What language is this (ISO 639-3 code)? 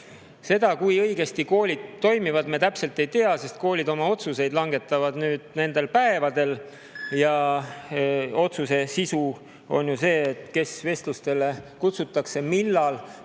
est